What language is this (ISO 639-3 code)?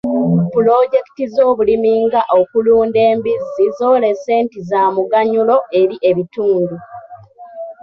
lug